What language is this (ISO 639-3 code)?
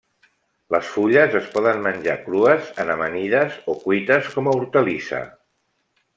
cat